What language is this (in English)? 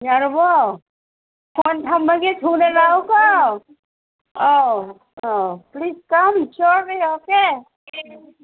Manipuri